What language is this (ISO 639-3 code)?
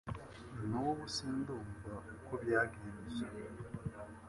kin